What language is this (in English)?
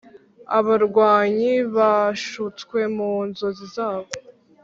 Kinyarwanda